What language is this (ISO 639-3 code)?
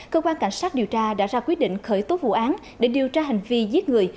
vie